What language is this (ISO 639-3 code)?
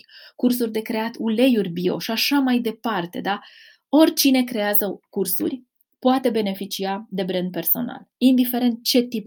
ron